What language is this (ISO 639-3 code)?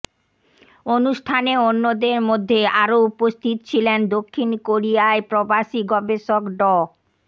ben